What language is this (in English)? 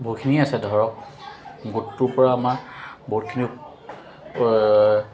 Assamese